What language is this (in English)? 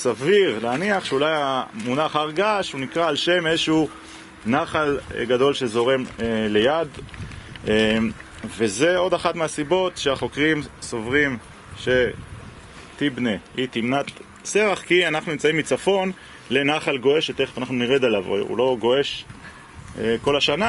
Hebrew